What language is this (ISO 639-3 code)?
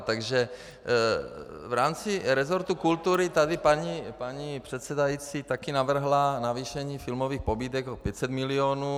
ces